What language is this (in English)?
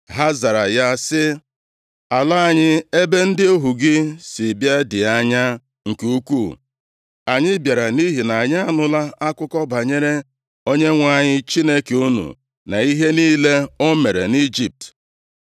Igbo